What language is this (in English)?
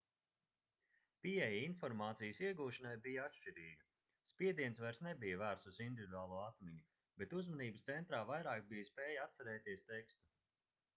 Latvian